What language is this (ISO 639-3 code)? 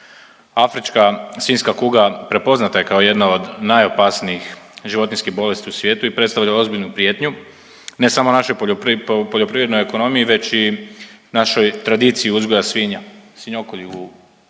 hrv